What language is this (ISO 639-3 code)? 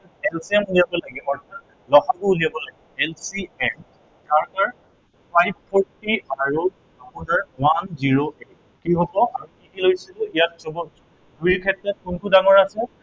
asm